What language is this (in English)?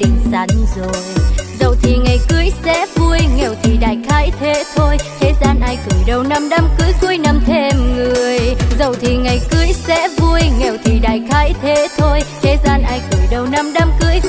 Vietnamese